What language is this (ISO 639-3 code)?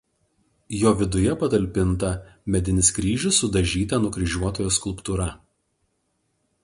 lit